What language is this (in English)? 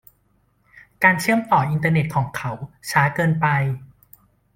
Thai